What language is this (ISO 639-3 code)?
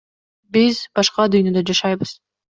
kir